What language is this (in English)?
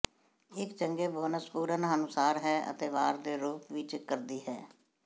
Punjabi